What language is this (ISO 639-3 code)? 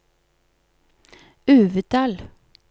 nor